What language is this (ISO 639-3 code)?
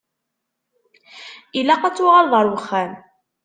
kab